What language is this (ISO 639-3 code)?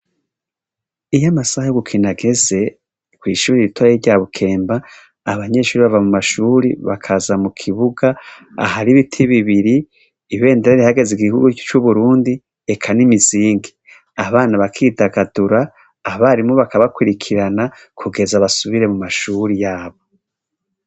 run